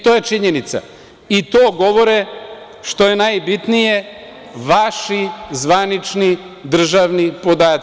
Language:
Serbian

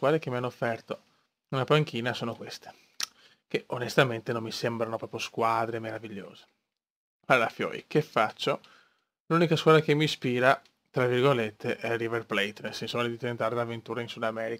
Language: Italian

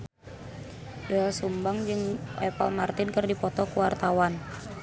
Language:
Sundanese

